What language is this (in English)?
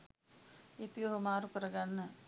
Sinhala